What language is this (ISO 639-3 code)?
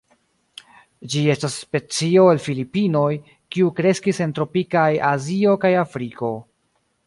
epo